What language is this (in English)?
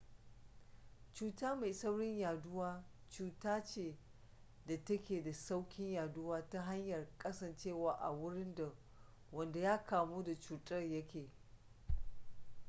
Hausa